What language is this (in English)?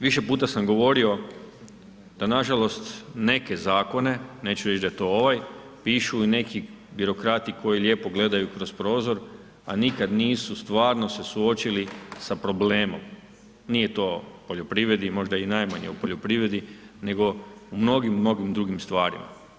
Croatian